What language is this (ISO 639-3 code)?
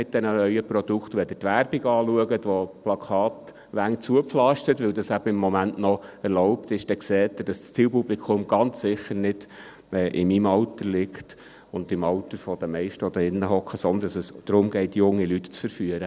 gsw